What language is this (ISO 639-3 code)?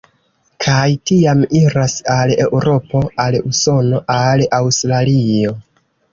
epo